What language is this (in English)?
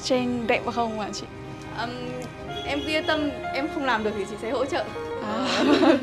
Vietnamese